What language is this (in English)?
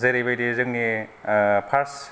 Bodo